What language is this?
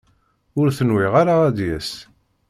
Kabyle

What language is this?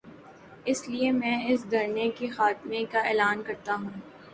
Urdu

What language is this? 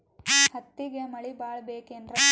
Kannada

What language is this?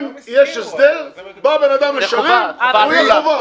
Hebrew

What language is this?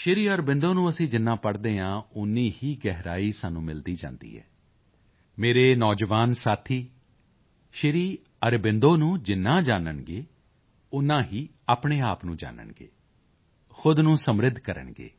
Punjabi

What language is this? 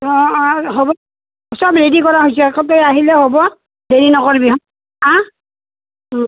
Assamese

